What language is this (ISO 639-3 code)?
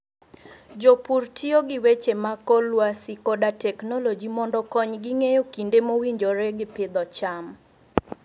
luo